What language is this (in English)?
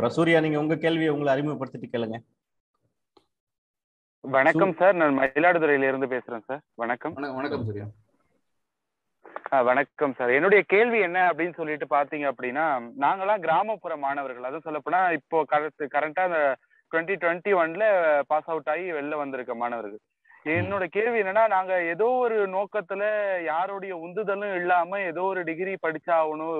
Tamil